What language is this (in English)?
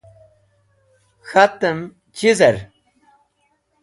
Wakhi